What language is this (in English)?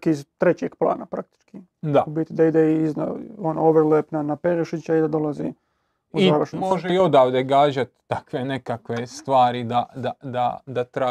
Croatian